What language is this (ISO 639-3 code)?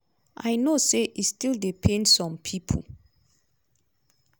pcm